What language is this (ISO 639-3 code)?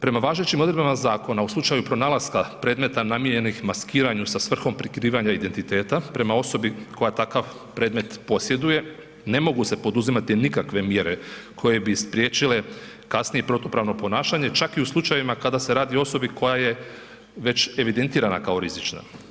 hrv